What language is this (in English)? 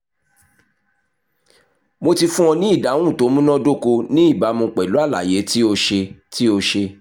Yoruba